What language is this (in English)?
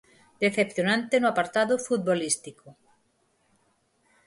Galician